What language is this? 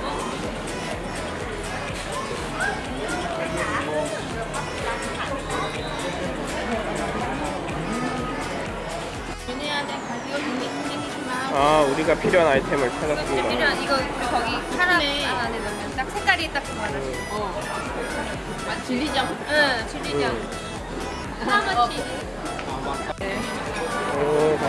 Korean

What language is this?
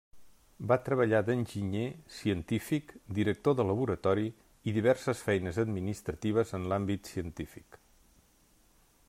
Catalan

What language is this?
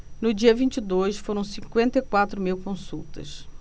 Portuguese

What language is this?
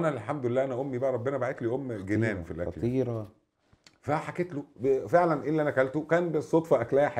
Arabic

